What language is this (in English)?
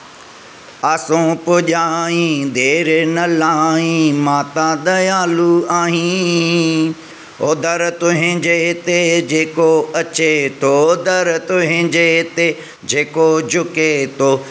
Sindhi